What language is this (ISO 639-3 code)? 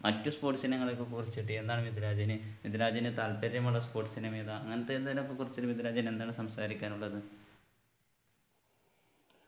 mal